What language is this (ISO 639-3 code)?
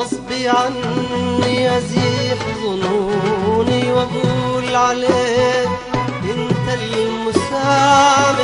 ara